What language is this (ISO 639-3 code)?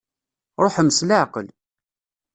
kab